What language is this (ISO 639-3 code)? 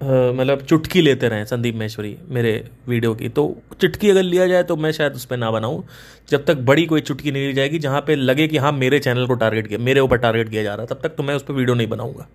hin